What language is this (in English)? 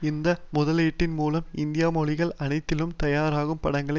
Tamil